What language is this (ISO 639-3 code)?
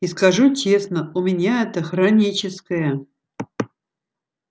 rus